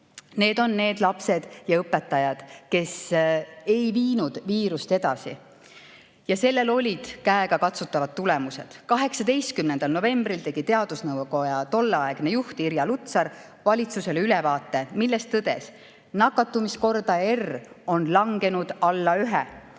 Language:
Estonian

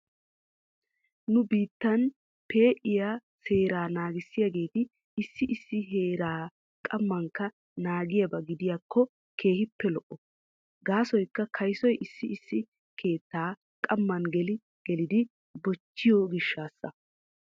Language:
Wolaytta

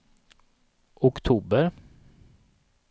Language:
Swedish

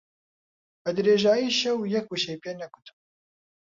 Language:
Central Kurdish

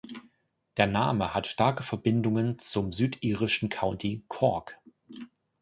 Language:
German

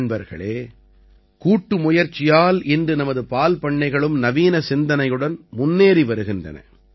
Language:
Tamil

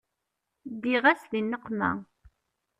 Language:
Kabyle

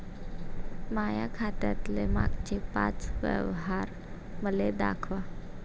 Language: Marathi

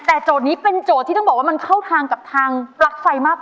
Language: Thai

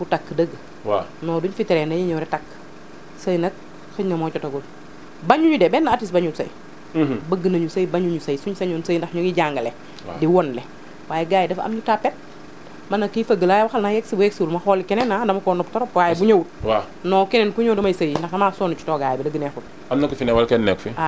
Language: Indonesian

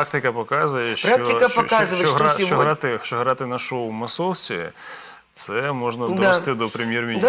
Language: Russian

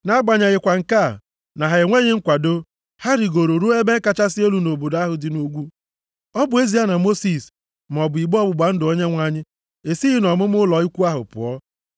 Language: Igbo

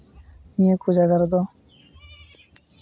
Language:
Santali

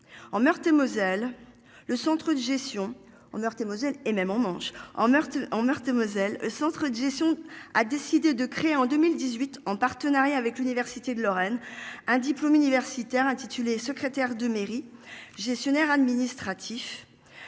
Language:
French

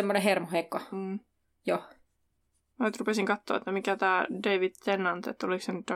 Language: Finnish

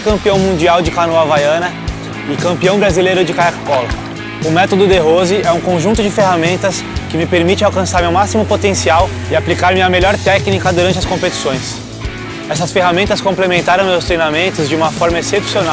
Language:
Portuguese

